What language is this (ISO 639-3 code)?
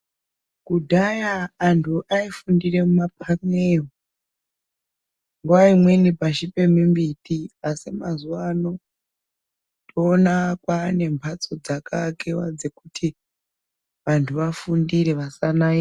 ndc